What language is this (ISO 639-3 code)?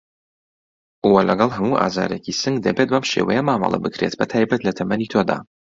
ckb